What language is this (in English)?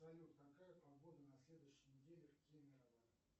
Russian